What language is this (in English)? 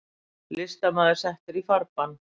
Icelandic